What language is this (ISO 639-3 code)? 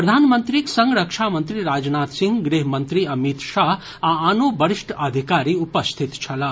mai